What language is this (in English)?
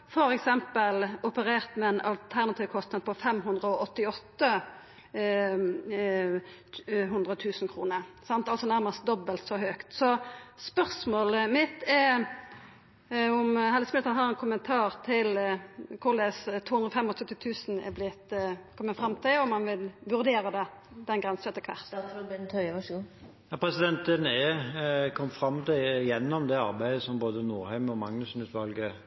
Norwegian